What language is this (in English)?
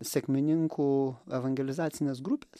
Lithuanian